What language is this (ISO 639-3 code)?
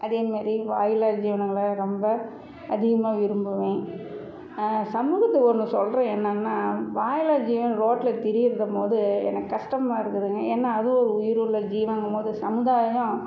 tam